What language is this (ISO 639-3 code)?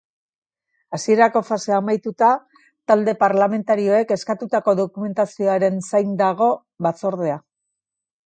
eus